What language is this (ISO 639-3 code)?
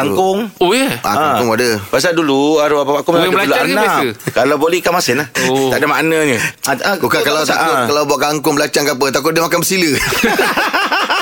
msa